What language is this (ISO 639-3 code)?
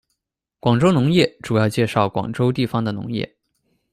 zho